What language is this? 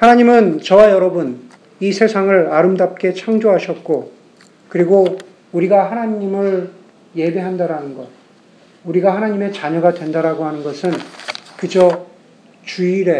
Korean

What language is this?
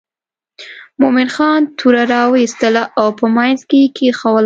Pashto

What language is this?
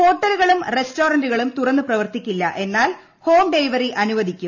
Malayalam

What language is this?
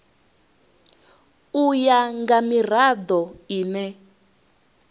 Venda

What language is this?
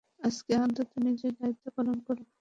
Bangla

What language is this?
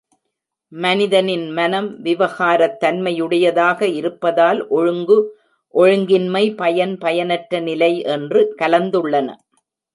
Tamil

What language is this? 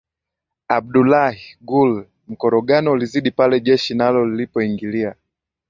Swahili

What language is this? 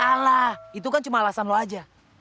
Indonesian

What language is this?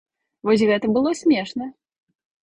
Belarusian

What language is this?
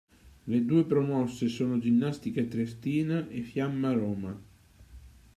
Italian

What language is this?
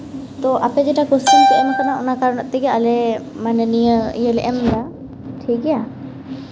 Santali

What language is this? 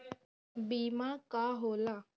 Bhojpuri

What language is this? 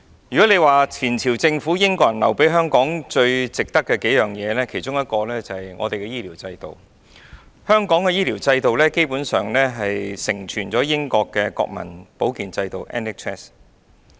Cantonese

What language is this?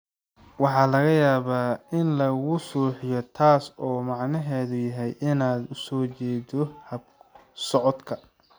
Somali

